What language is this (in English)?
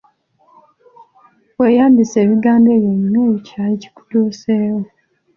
Ganda